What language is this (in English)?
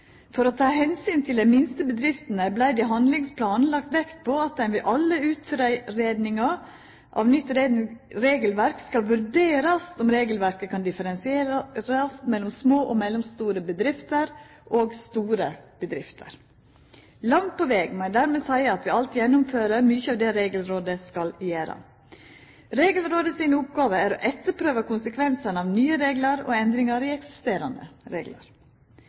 Norwegian Nynorsk